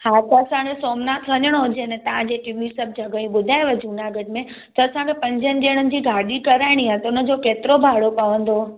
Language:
Sindhi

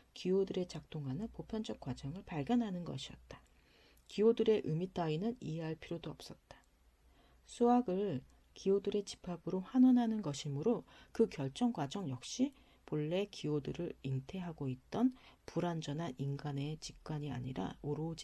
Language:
Korean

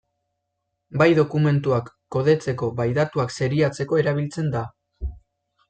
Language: Basque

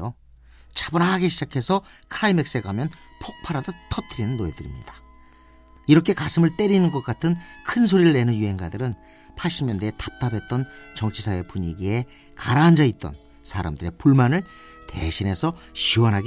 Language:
Korean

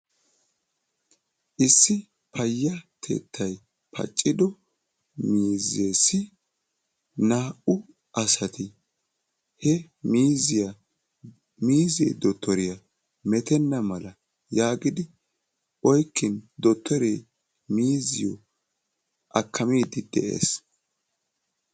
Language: Wolaytta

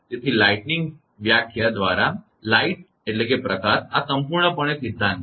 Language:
Gujarati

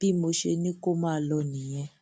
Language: Yoruba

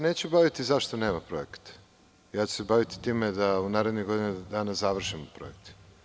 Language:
Serbian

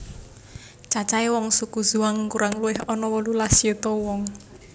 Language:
Javanese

